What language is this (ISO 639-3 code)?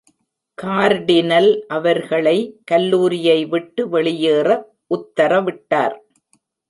tam